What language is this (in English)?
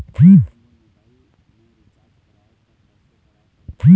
Chhattisgarhi